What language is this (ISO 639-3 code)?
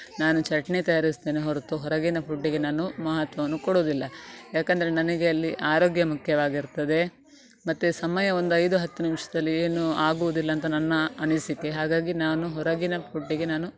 kan